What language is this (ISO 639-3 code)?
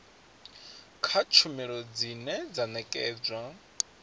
ven